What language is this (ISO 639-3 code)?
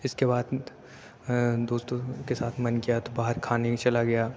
urd